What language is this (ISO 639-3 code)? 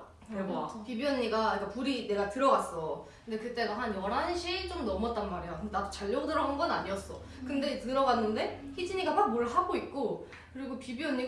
kor